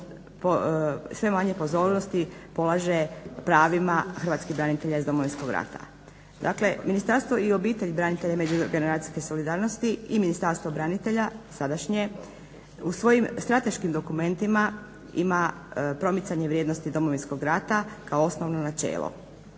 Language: Croatian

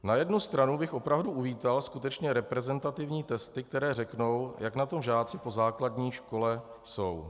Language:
Czech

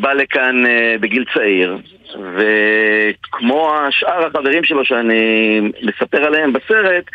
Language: Hebrew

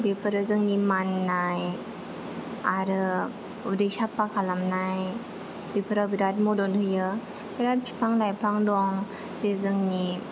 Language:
Bodo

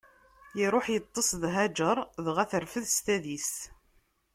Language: Kabyle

